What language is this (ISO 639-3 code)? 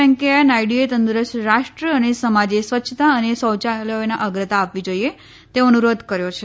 guj